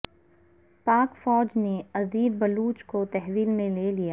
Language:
Urdu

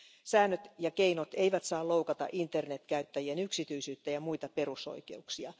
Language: Finnish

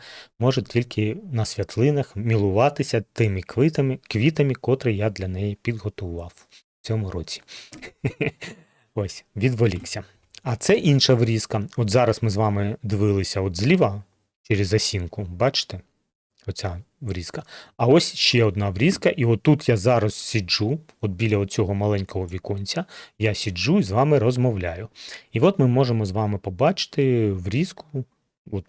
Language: Ukrainian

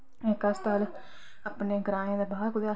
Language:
Dogri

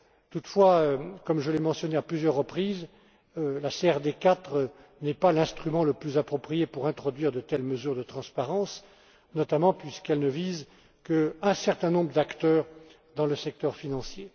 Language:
French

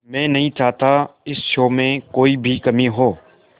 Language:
Hindi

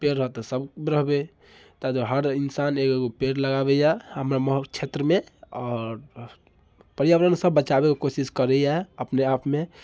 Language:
Maithili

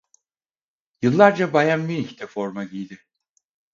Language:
Turkish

